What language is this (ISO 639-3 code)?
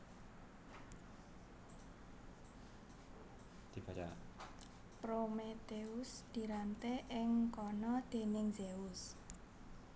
jav